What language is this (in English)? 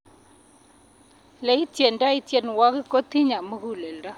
Kalenjin